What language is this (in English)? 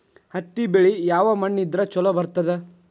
Kannada